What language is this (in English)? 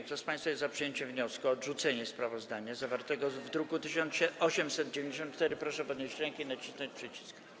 Polish